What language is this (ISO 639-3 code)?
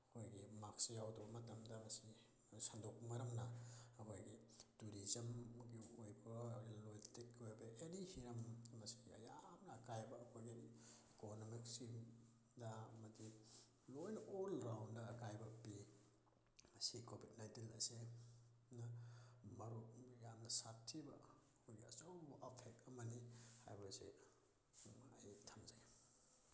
mni